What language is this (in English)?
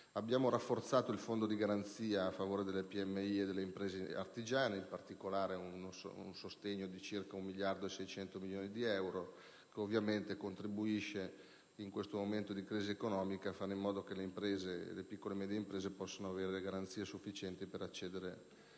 Italian